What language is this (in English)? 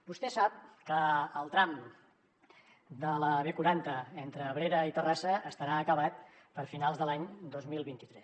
Catalan